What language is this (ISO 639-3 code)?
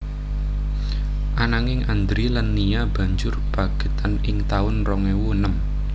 jav